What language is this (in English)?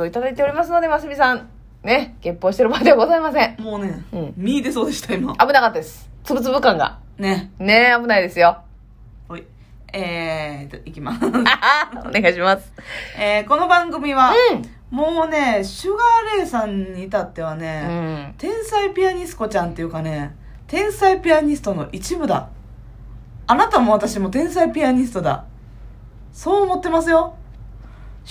Japanese